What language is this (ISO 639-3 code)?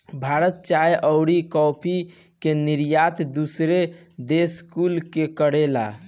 bho